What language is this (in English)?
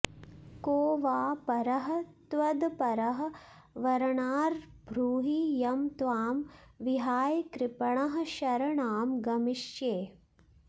Sanskrit